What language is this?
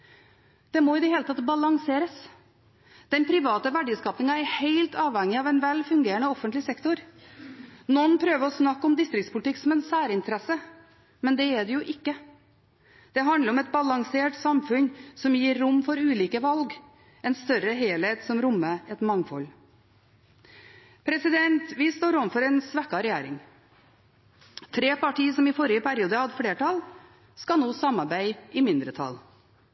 Norwegian Bokmål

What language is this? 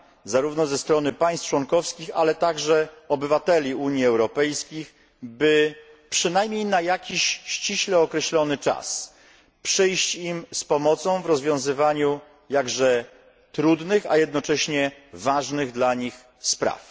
Polish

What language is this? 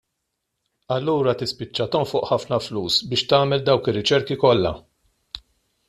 Maltese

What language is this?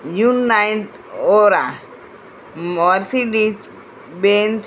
Gujarati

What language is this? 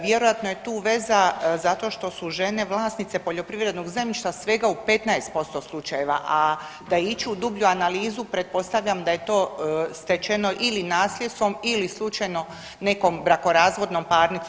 Croatian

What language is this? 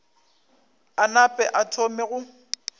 Northern Sotho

